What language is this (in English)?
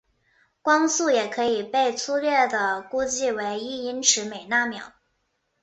Chinese